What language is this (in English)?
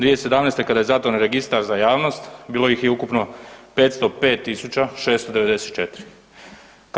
Croatian